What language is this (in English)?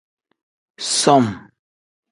Tem